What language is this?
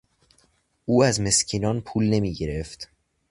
Persian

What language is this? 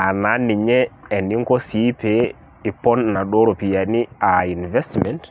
Masai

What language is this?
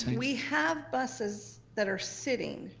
English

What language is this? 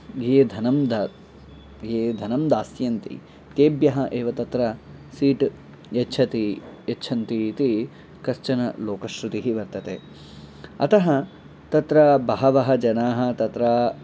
Sanskrit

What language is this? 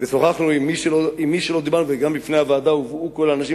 Hebrew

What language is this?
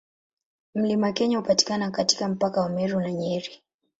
Swahili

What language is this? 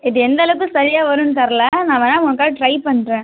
Tamil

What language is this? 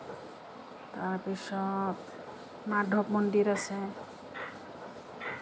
Assamese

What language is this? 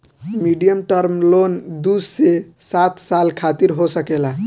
Bhojpuri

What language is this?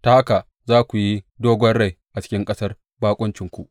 Hausa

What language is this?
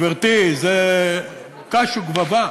Hebrew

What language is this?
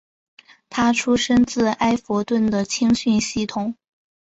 Chinese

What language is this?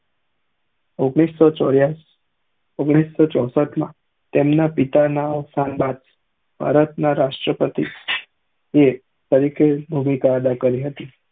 Gujarati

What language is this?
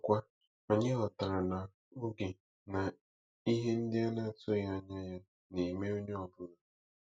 Igbo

